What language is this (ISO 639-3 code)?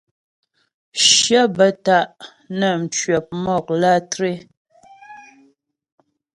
bbj